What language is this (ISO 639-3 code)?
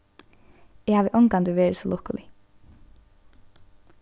fao